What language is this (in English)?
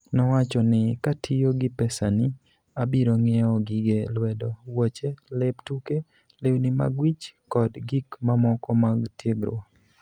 Luo (Kenya and Tanzania)